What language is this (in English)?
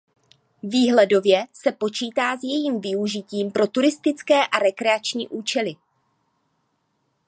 Czech